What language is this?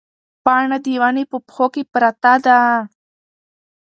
Pashto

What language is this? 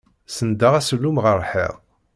Kabyle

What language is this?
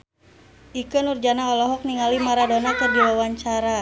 Sundanese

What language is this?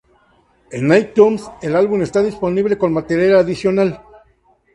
Spanish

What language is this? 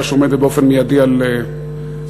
Hebrew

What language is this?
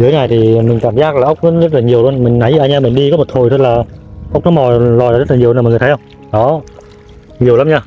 Vietnamese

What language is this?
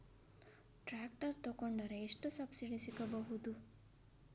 Kannada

